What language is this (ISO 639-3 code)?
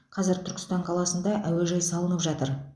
kaz